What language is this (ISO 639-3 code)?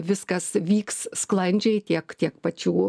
lit